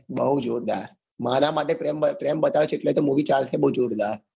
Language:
Gujarati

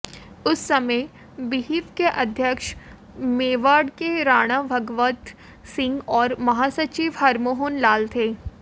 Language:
Hindi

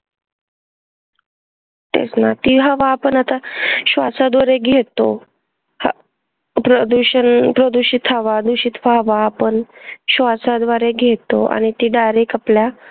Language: Marathi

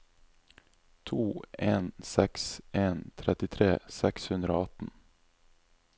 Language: Norwegian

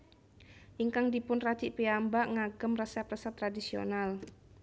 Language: Javanese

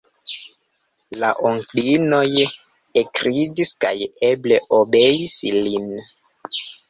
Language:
Esperanto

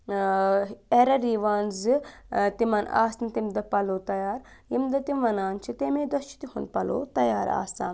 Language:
Kashmiri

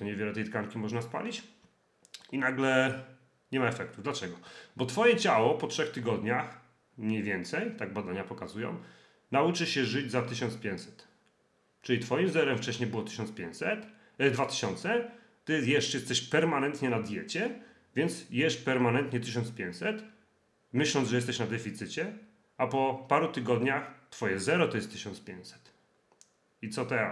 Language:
Polish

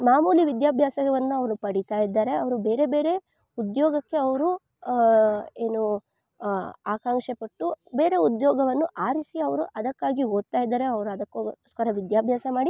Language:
Kannada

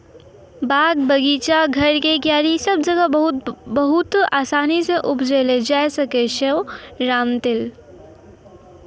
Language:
Maithili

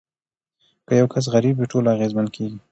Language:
Pashto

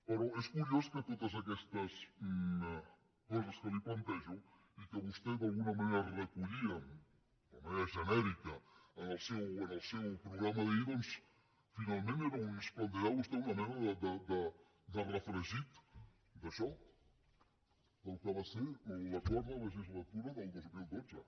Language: Catalan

